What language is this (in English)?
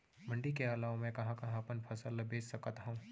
Chhattisgarhi